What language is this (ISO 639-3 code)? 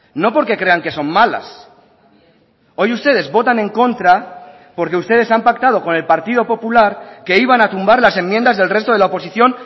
spa